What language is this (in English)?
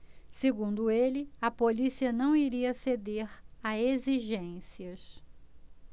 Portuguese